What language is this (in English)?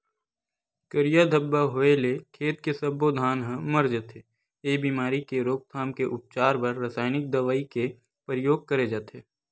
Chhattisgarhi